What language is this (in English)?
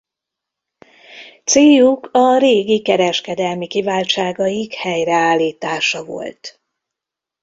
Hungarian